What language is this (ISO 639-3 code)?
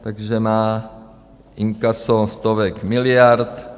ces